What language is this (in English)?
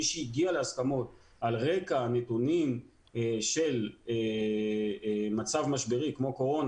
Hebrew